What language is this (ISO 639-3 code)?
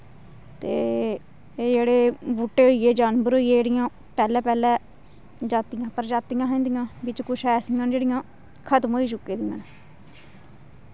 doi